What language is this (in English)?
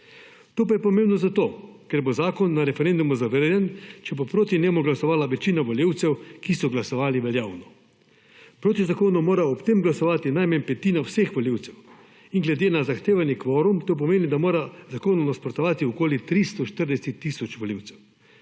Slovenian